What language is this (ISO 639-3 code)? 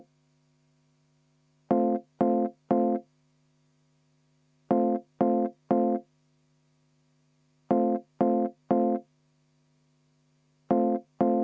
est